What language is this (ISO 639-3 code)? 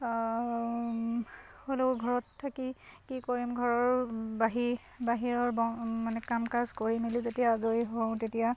asm